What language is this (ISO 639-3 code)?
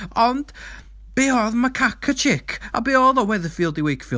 cym